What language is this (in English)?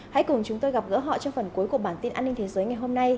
Vietnamese